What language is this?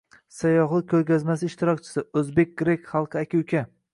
Uzbek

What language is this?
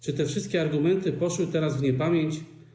Polish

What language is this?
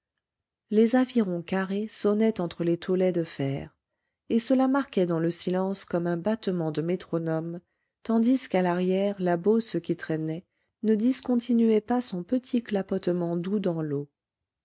French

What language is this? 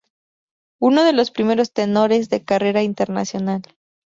Spanish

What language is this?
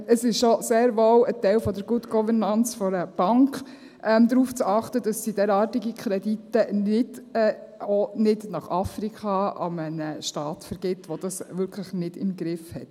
Swiss German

